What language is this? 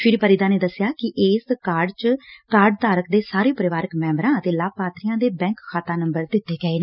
Punjabi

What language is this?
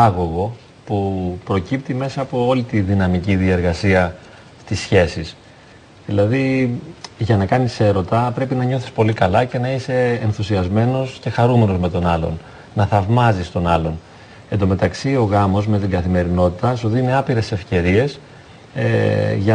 Greek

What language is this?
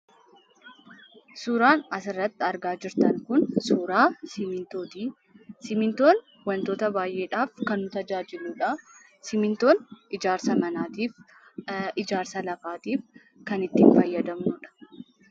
Oromo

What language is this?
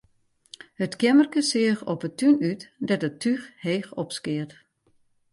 Western Frisian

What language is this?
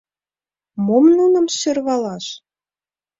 Mari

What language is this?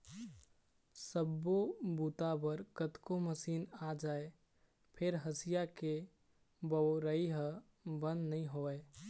Chhattisgarhi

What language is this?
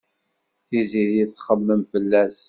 Kabyle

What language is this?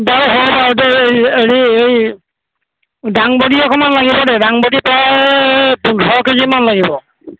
Assamese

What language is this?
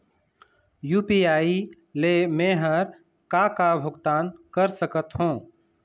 Chhattisgarhi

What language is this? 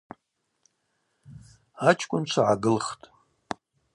Abaza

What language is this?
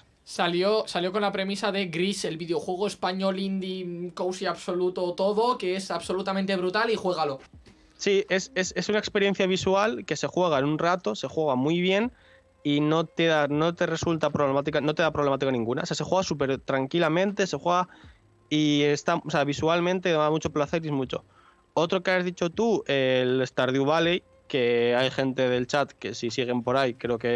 Spanish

